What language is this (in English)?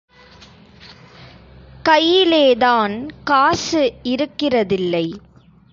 Tamil